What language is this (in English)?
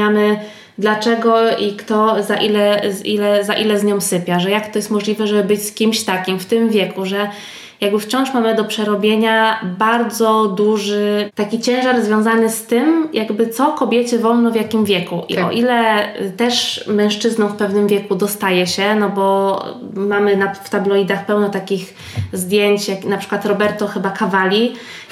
Polish